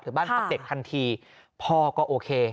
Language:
Thai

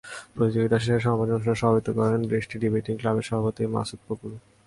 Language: Bangla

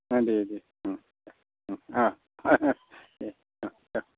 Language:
Bodo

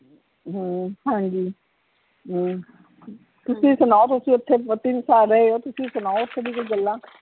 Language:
Punjabi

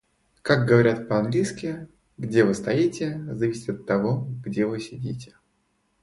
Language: Russian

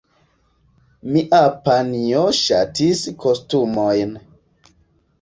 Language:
Esperanto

